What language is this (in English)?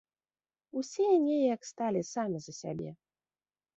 Belarusian